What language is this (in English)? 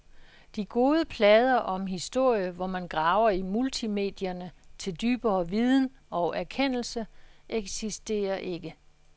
Danish